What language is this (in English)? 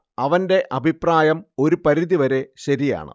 Malayalam